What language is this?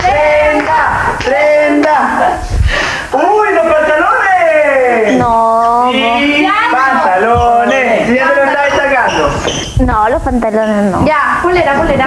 Spanish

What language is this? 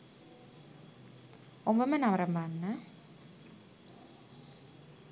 Sinhala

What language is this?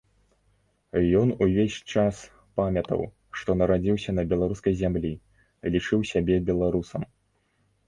Belarusian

